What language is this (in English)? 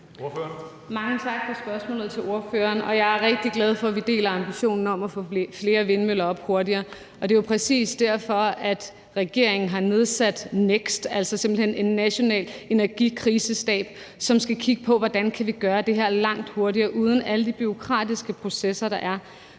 Danish